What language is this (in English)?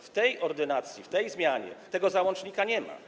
Polish